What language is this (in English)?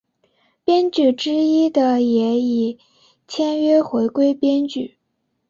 Chinese